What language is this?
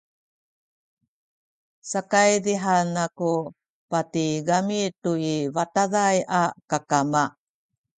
Sakizaya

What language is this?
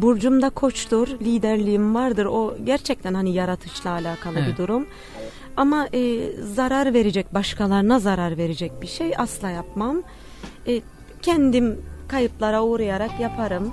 Turkish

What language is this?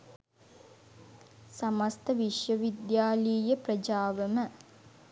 Sinhala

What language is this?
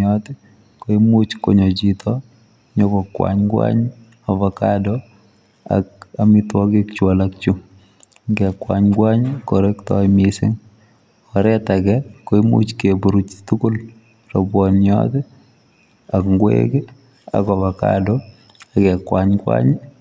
Kalenjin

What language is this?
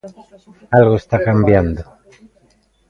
Galician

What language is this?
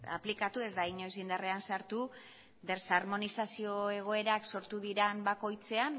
Basque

